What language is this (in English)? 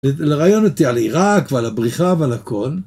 Hebrew